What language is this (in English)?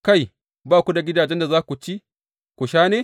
Hausa